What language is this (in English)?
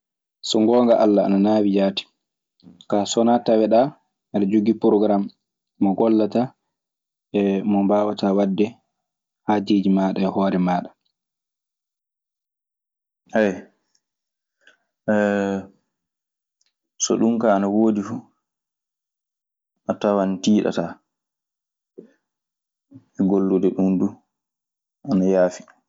Maasina Fulfulde